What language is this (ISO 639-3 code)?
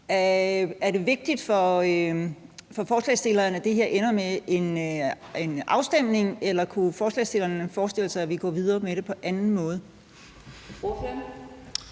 dan